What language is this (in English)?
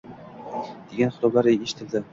Uzbek